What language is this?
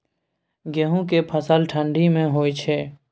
Maithili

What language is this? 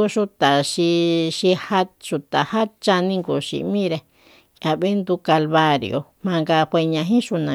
Soyaltepec Mazatec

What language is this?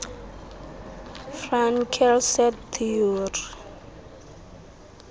Xhosa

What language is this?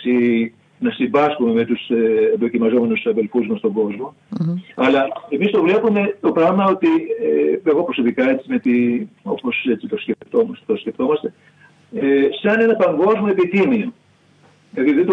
Greek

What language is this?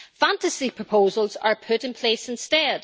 English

